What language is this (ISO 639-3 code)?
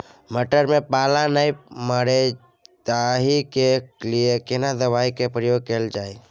mai